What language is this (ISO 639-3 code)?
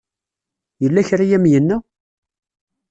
kab